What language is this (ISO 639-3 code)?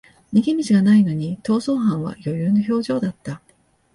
jpn